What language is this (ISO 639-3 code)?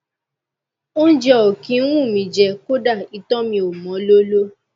yor